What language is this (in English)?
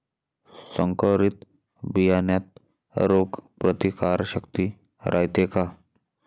Marathi